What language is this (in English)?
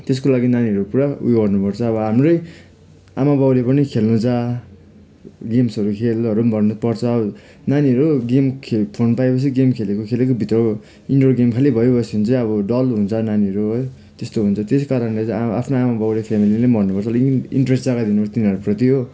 Nepali